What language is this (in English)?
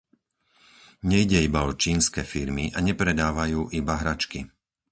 Slovak